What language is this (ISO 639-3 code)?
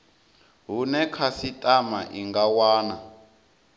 ven